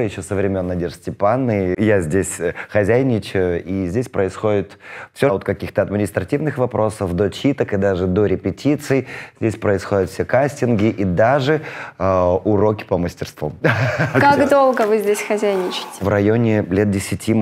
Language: Russian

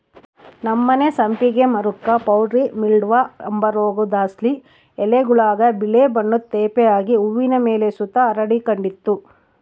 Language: Kannada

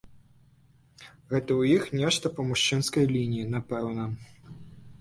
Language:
Belarusian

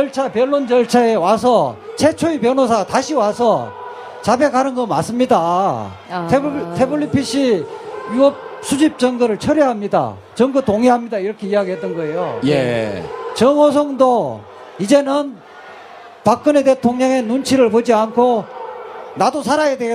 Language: Korean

